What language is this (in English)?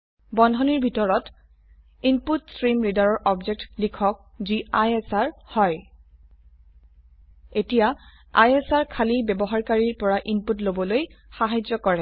Assamese